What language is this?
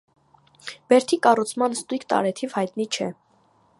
Armenian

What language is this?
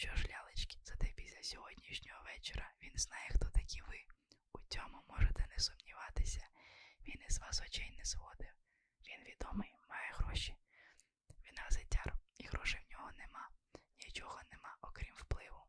Ukrainian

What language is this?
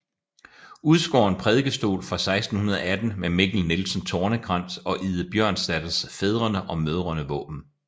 Danish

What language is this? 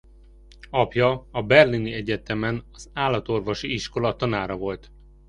Hungarian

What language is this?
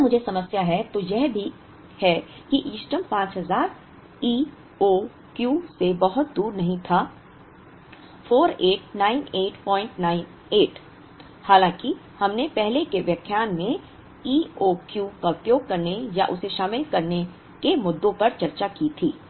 Hindi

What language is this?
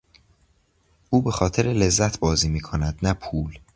Persian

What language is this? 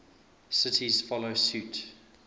English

